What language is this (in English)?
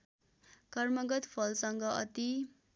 Nepali